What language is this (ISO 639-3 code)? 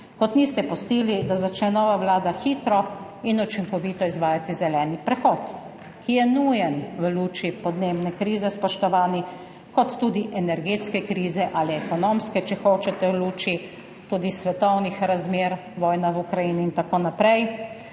slv